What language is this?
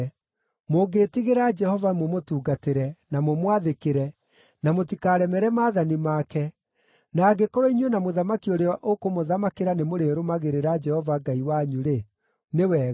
Kikuyu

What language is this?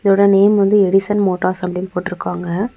Tamil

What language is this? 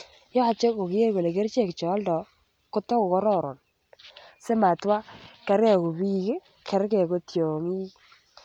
Kalenjin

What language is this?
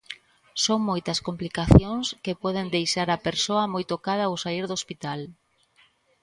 Galician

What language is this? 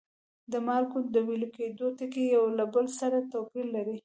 Pashto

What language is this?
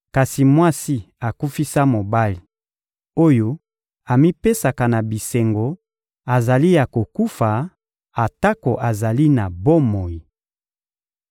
Lingala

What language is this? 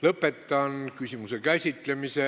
Estonian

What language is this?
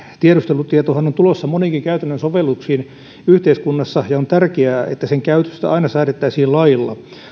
Finnish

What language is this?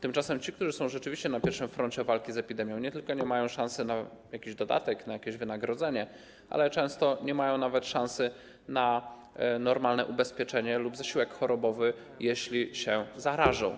Polish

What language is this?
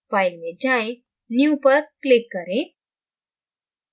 Hindi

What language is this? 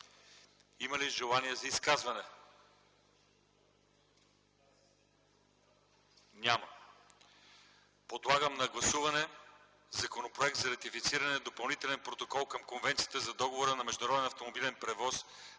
Bulgarian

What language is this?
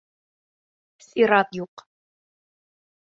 Bashkir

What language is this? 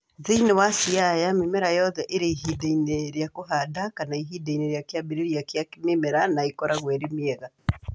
Kikuyu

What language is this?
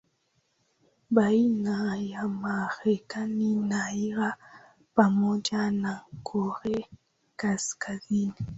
Swahili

